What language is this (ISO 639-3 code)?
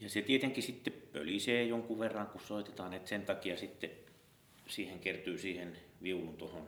fin